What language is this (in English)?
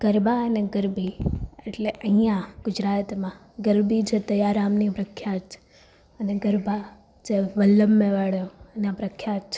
Gujarati